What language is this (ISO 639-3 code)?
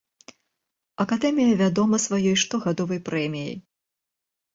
bel